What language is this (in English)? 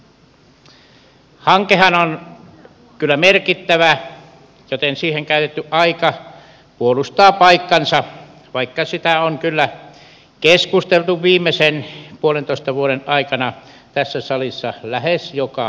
Finnish